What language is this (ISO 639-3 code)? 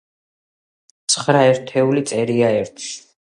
kat